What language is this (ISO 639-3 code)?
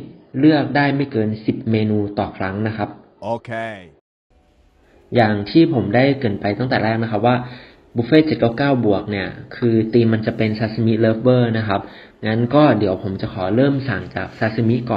tha